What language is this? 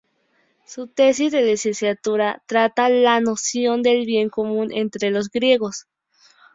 Spanish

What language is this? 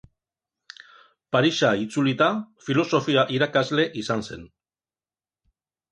Basque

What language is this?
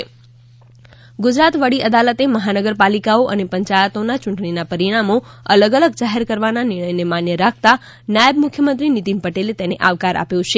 Gujarati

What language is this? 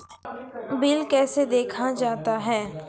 Maithili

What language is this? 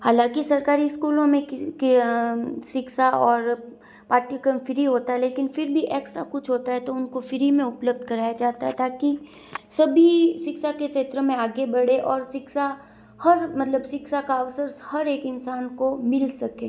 Hindi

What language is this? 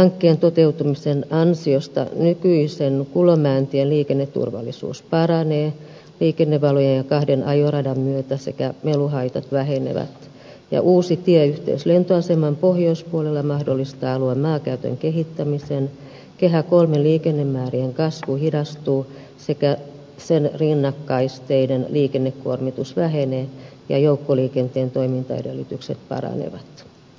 Finnish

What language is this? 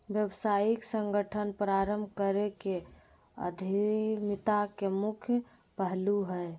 Magahi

